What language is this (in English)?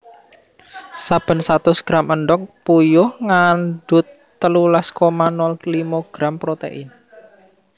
Javanese